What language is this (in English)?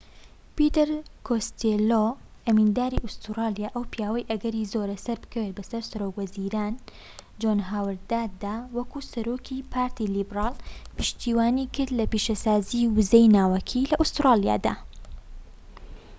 Central Kurdish